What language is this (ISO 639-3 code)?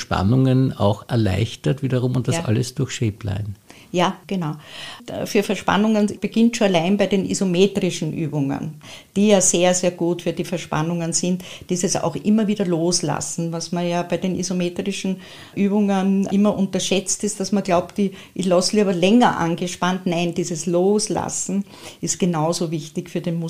deu